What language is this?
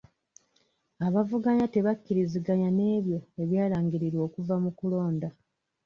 Ganda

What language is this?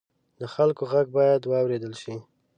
Pashto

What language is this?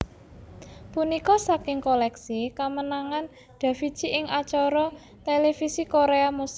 Javanese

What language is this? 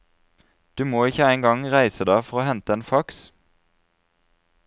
Norwegian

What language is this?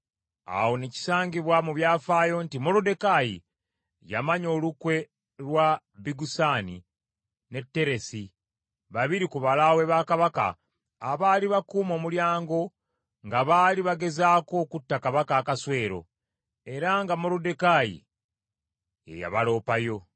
Ganda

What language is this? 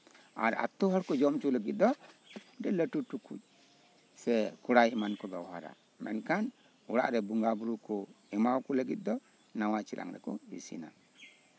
Santali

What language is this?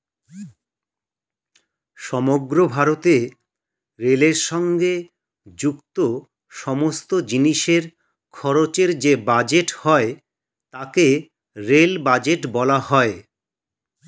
Bangla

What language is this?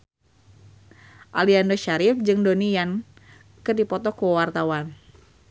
Sundanese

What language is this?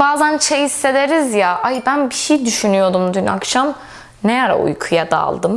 Turkish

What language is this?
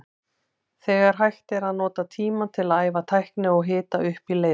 Icelandic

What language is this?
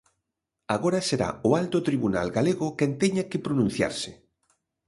Galician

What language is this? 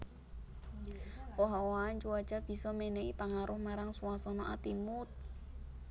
Javanese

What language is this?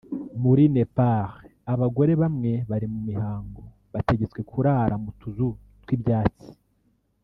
Kinyarwanda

